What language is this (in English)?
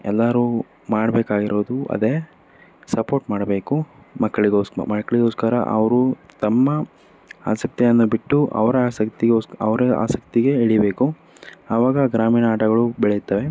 Kannada